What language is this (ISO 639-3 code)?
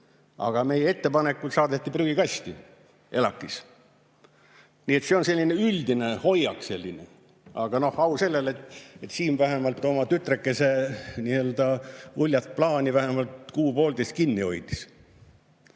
est